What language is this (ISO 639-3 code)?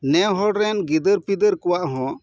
sat